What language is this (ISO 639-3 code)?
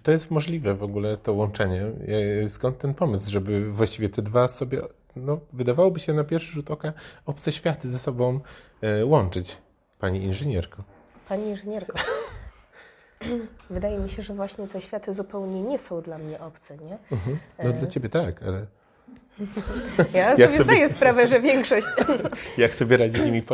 pol